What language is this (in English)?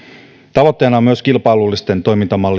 Finnish